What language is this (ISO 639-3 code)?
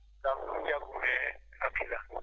ful